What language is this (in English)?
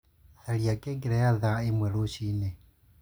Kikuyu